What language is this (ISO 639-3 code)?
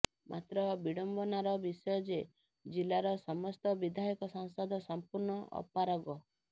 ori